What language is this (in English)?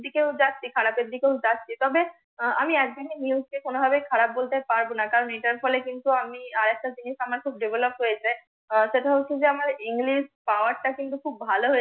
Bangla